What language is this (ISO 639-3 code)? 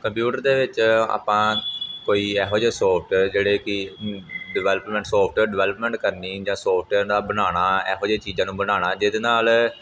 pan